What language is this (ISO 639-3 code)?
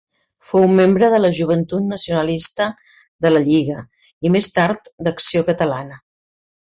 cat